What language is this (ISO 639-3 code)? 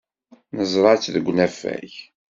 kab